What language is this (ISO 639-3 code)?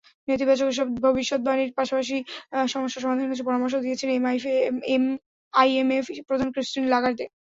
ben